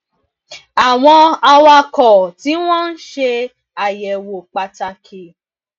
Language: Yoruba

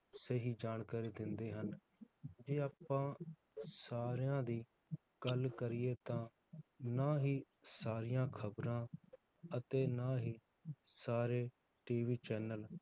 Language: Punjabi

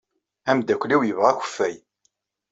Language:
Kabyle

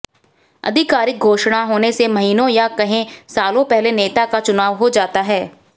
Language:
Hindi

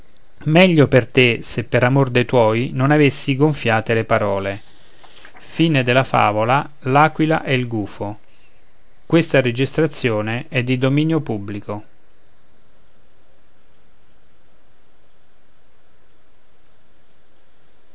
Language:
Italian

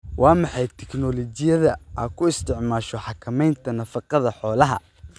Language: Somali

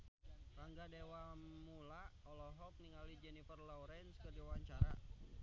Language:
Sundanese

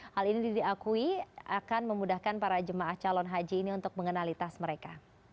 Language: Indonesian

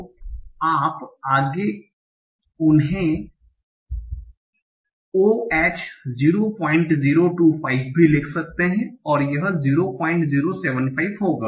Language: Hindi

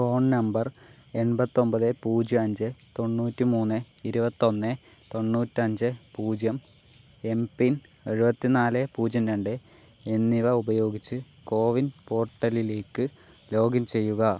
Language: Malayalam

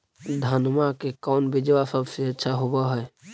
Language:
Magahi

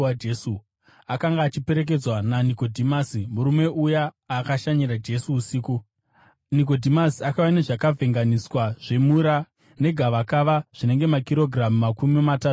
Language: Shona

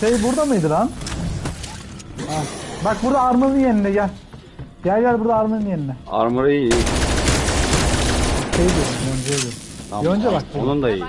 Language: Turkish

